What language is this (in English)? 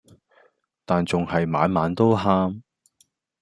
Cantonese